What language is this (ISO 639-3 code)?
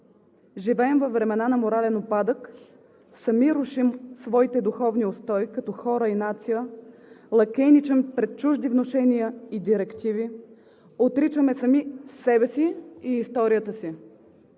bul